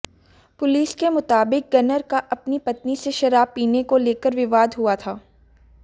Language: Hindi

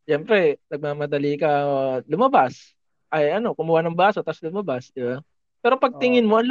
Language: Filipino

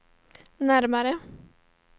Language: Swedish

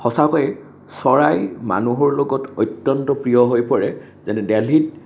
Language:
Assamese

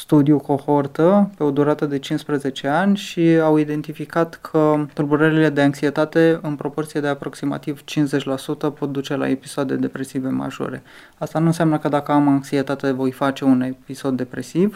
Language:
Romanian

